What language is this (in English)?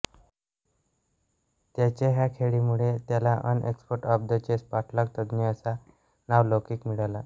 Marathi